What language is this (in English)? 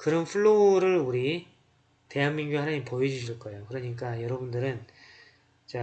Korean